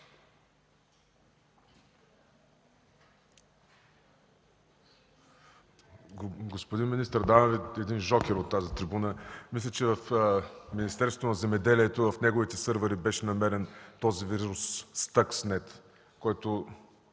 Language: Bulgarian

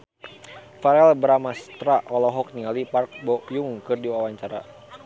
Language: Sundanese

